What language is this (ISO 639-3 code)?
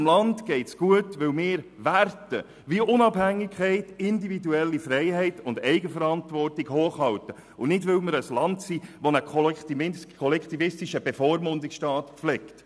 gsw